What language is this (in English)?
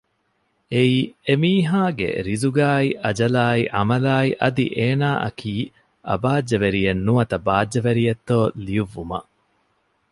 Divehi